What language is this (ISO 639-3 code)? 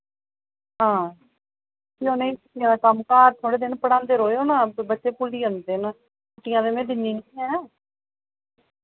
doi